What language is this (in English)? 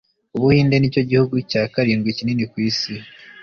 Kinyarwanda